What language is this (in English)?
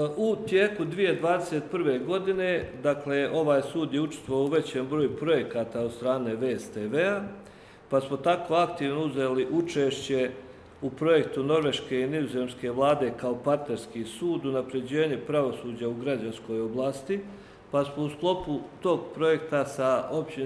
Croatian